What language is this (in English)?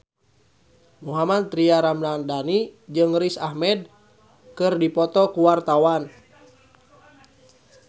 Sundanese